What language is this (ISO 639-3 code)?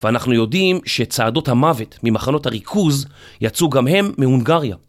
heb